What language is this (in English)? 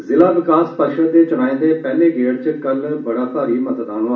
Dogri